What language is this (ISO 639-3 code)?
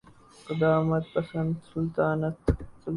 urd